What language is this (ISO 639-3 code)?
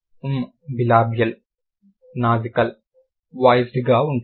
tel